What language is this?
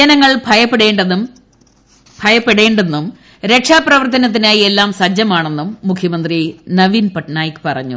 Malayalam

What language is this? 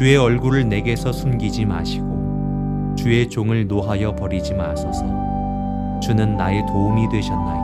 Korean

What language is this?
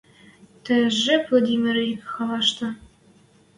Western Mari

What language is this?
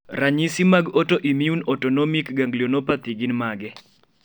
Luo (Kenya and Tanzania)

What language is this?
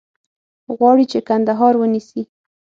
Pashto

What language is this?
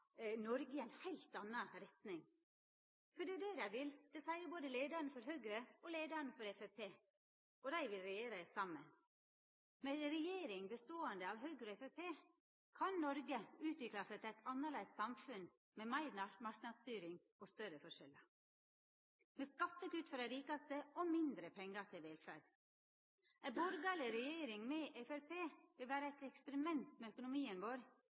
Norwegian Nynorsk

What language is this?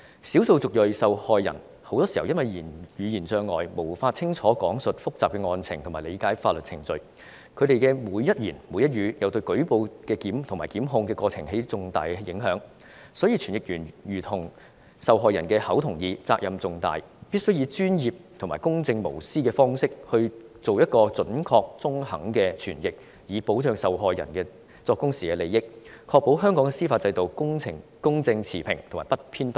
Cantonese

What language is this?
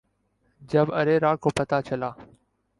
Urdu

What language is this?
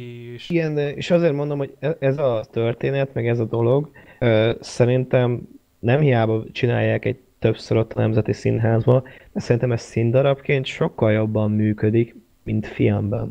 Hungarian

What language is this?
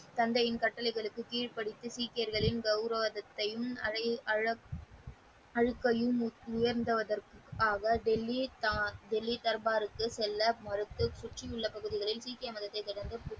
Tamil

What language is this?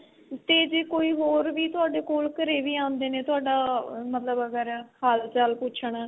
Punjabi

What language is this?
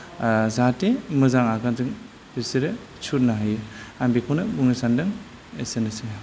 Bodo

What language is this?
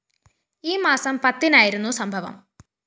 Malayalam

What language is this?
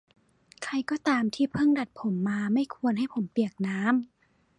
Thai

